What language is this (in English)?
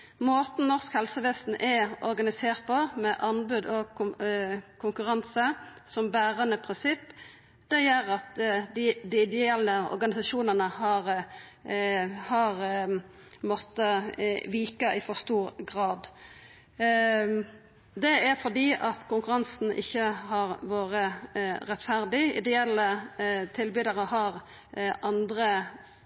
Norwegian Nynorsk